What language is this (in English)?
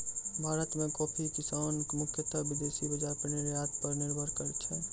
Maithili